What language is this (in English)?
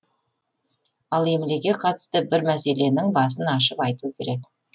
Kazakh